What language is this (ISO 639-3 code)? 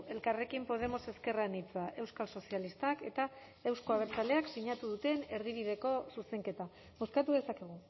eus